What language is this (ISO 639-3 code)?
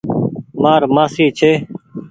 gig